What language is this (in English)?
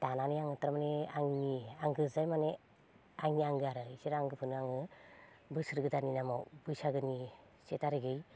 Bodo